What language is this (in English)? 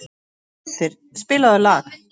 Icelandic